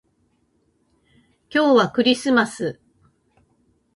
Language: Japanese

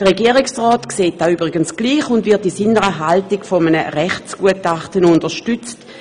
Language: Swiss German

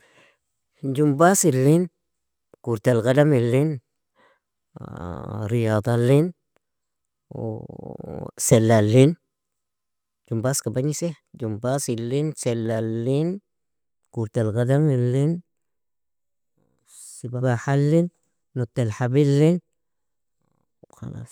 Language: Nobiin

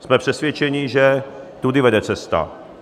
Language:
Czech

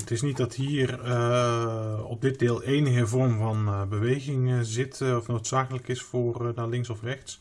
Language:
Dutch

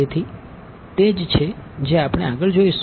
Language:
Gujarati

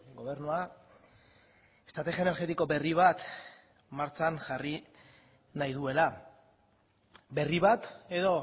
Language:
Basque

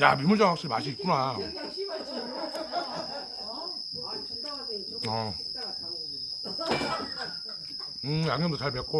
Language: Korean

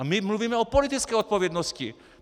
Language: Czech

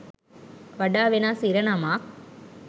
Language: Sinhala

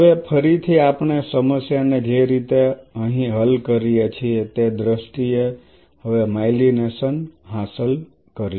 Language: Gujarati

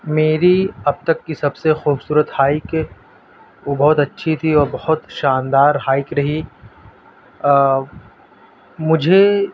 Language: Urdu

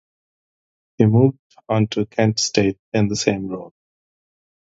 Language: English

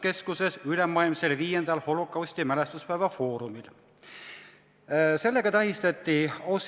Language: Estonian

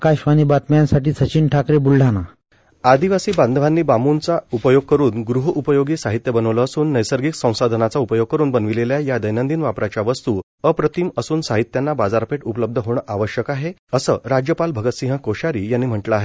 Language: Marathi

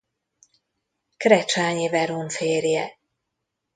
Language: Hungarian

